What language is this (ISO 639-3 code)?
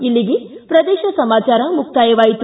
kan